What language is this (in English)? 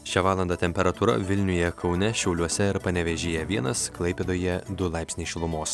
Lithuanian